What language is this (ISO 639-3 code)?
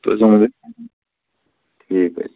kas